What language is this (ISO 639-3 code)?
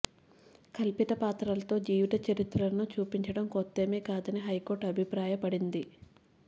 tel